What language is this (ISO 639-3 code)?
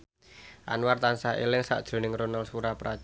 jav